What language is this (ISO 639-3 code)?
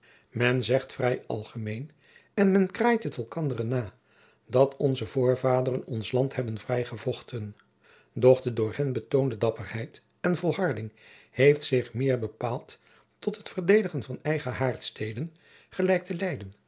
nld